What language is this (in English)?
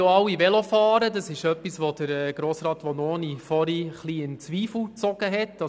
Swiss German